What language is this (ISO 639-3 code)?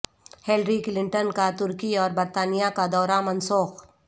urd